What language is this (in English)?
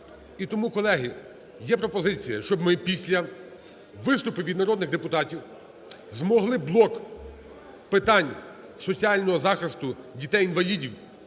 Ukrainian